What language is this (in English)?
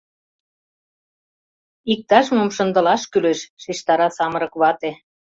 Mari